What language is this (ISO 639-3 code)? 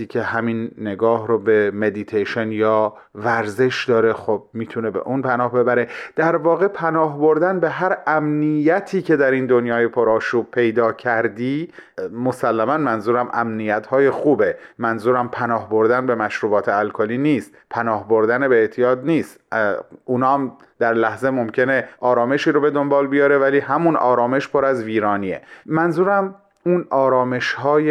fas